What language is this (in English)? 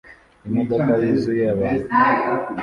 Kinyarwanda